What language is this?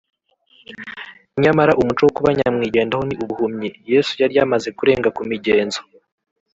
Kinyarwanda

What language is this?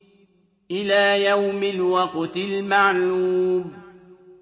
Arabic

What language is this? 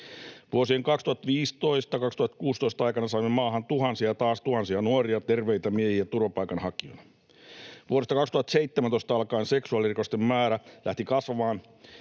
Finnish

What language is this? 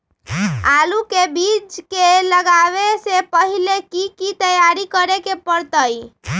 Magahi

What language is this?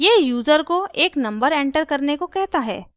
Hindi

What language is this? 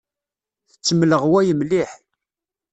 Kabyle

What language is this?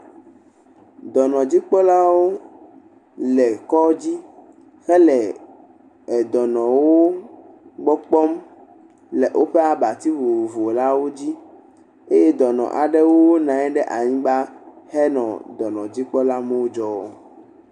Ewe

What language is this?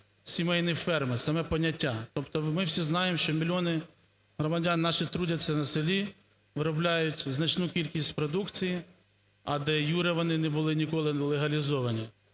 Ukrainian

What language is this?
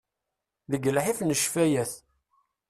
Kabyle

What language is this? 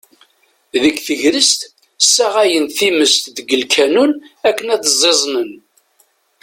Kabyle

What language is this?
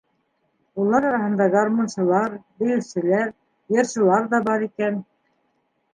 Bashkir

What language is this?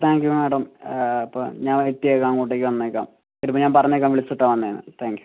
Malayalam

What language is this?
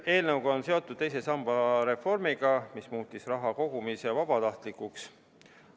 Estonian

